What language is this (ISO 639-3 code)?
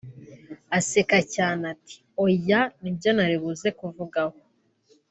kin